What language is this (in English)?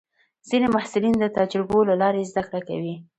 Pashto